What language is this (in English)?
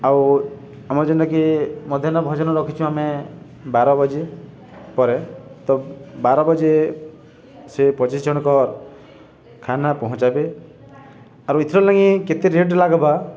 Odia